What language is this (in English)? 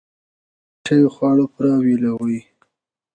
Pashto